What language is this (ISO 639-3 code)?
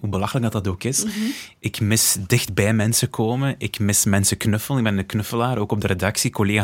nld